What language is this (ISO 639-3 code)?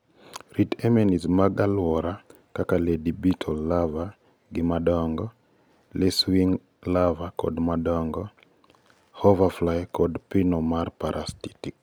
luo